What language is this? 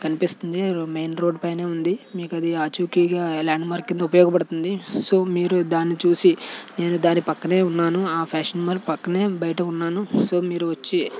Telugu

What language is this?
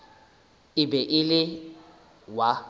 Northern Sotho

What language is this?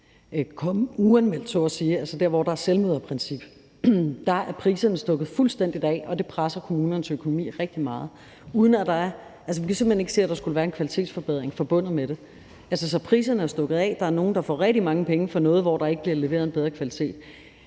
Danish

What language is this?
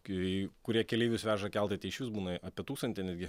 Lithuanian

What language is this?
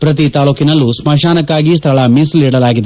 Kannada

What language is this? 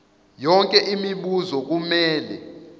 Zulu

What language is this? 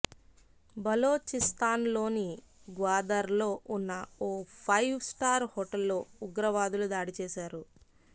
Telugu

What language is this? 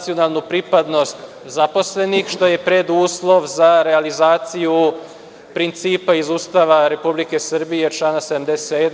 Serbian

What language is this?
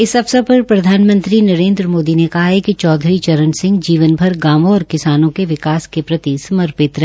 Hindi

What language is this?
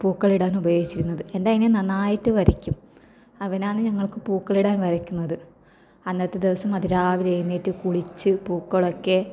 Malayalam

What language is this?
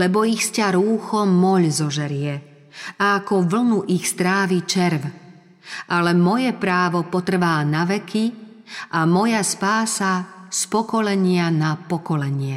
Slovak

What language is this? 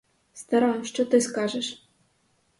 Ukrainian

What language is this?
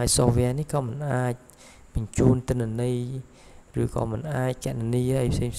Thai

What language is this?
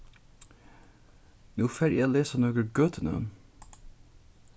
Faroese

